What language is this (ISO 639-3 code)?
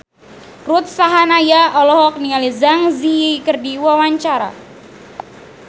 sun